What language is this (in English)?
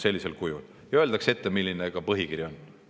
Estonian